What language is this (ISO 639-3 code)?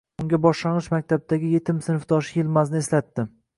uzb